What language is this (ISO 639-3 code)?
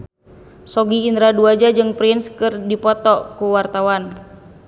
sun